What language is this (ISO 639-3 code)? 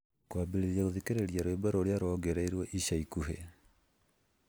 kik